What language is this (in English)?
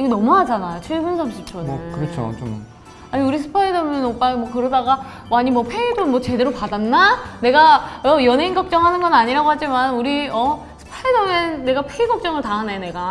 Korean